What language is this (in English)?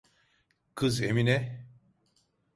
Turkish